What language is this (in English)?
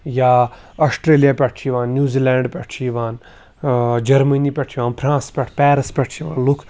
Kashmiri